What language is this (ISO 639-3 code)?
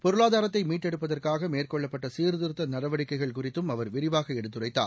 tam